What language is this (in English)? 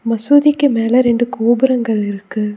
Tamil